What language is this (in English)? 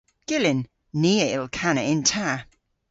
Cornish